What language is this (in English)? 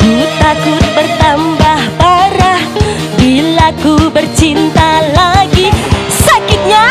Indonesian